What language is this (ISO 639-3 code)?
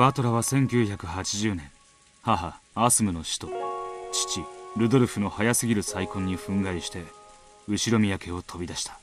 jpn